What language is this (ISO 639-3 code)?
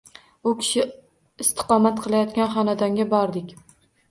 uzb